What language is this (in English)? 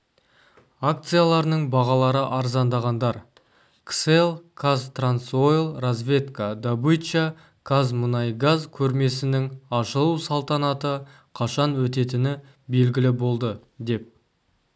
Kazakh